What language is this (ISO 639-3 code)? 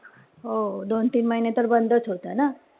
mar